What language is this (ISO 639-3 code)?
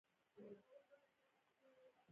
pus